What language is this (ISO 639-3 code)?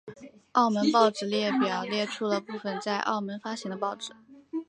zho